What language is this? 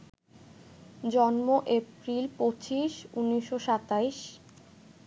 Bangla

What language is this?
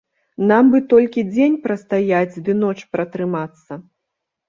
Belarusian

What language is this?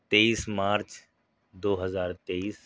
Urdu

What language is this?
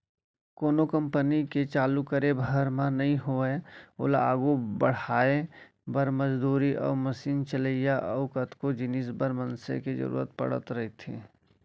Chhattisgarhi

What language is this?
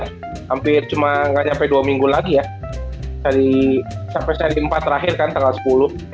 Indonesian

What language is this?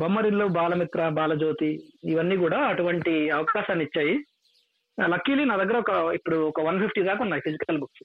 Telugu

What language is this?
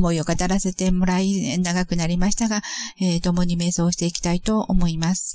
Japanese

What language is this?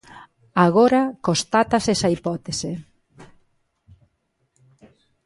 Galician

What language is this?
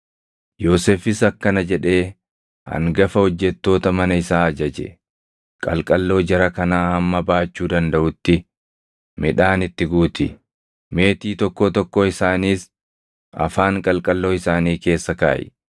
Oromo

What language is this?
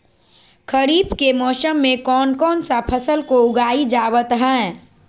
Magahi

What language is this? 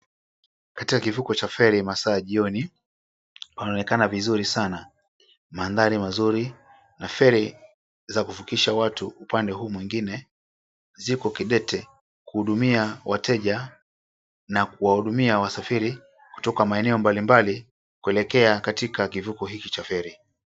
Swahili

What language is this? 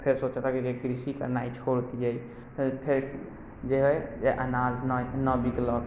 Maithili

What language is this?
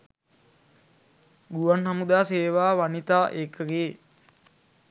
Sinhala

